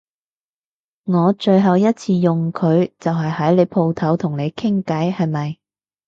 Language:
Cantonese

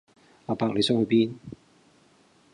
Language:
Cantonese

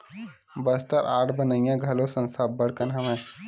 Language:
Chhattisgarhi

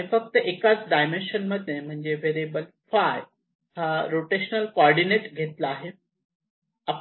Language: Marathi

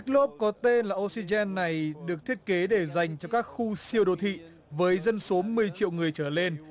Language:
Vietnamese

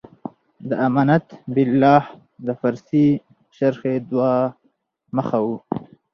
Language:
Pashto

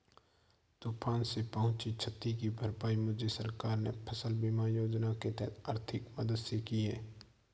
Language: Hindi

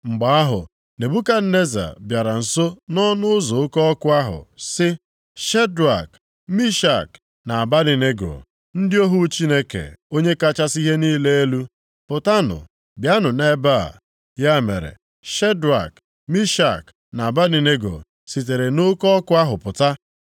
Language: Igbo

